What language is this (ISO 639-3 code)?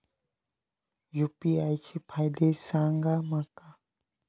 mar